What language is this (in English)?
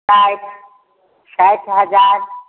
Maithili